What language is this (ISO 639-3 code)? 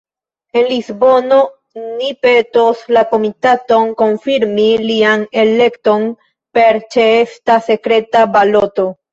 epo